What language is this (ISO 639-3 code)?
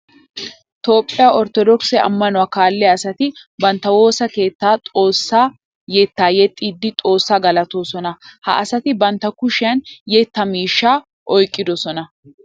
wal